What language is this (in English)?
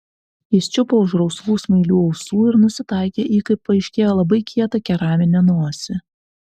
Lithuanian